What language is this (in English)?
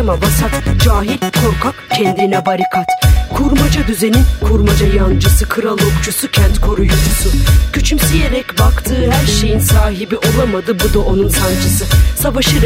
Turkish